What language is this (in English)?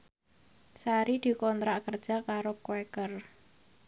Javanese